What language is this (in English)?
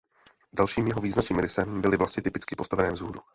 Czech